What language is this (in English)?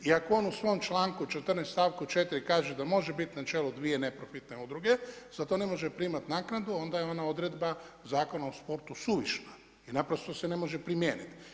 Croatian